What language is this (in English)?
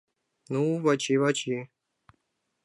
Mari